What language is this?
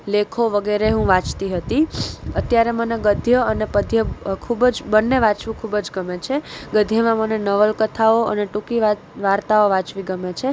Gujarati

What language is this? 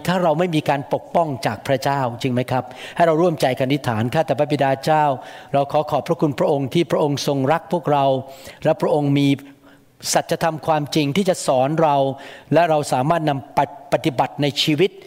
Thai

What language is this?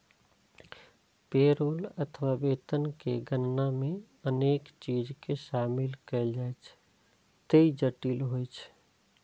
Maithili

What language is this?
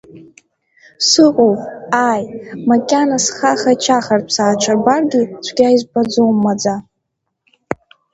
Abkhazian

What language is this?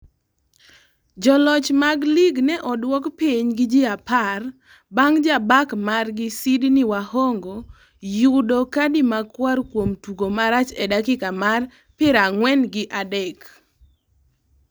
Luo (Kenya and Tanzania)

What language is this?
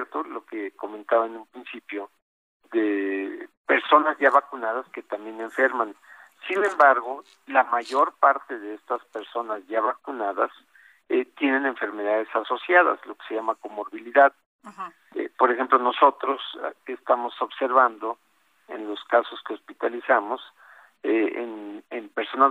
Spanish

